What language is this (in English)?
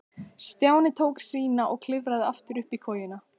Icelandic